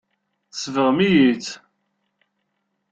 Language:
Kabyle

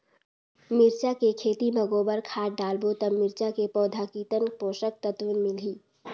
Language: Chhattisgarhi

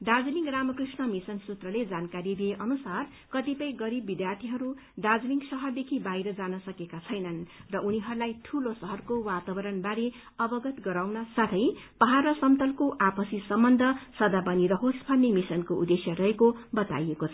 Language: Nepali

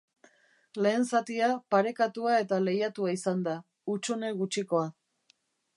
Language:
Basque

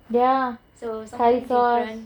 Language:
English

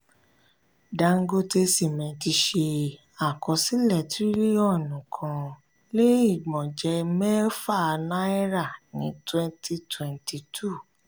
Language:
Yoruba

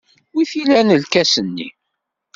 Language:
Kabyle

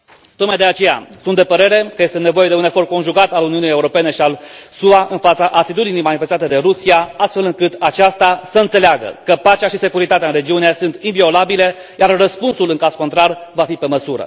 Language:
Romanian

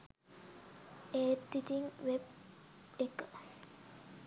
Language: Sinhala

